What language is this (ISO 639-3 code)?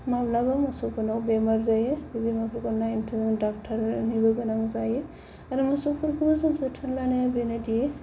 brx